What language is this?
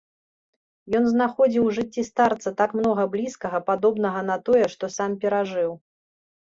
Belarusian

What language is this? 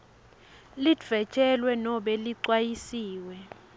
Swati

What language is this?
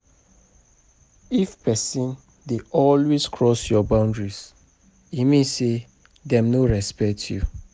Nigerian Pidgin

